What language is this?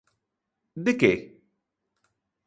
Galician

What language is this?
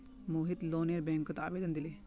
Magahi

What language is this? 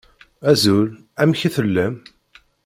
Kabyle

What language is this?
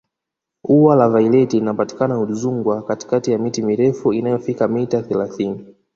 Swahili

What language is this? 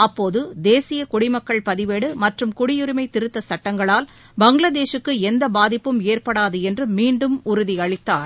Tamil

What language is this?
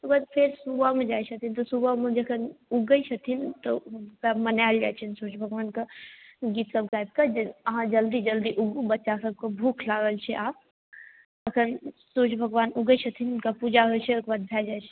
Maithili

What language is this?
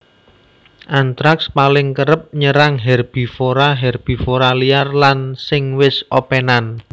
Javanese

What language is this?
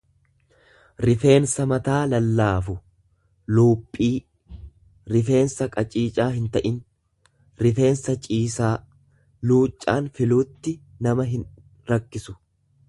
Oromo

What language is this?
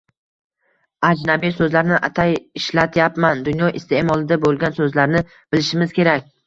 Uzbek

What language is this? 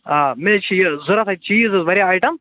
Kashmiri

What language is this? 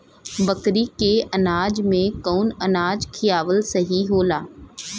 Bhojpuri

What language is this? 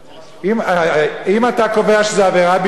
Hebrew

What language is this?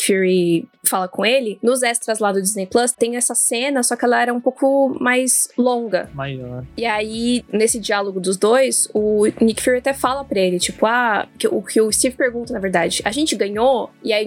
Portuguese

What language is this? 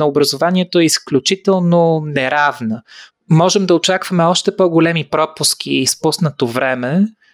Bulgarian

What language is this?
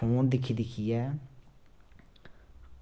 Dogri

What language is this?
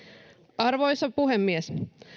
Finnish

